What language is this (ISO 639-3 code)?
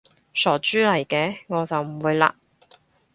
yue